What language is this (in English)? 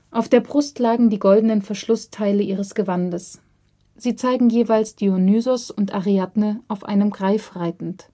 German